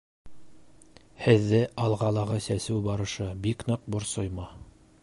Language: Bashkir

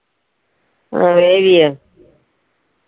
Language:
Malayalam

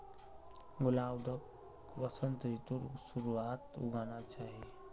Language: Magahi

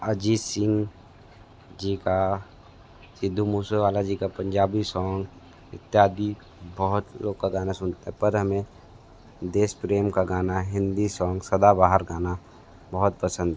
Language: Hindi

